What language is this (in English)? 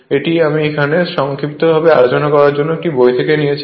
Bangla